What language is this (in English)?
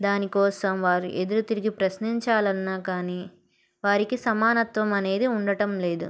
Telugu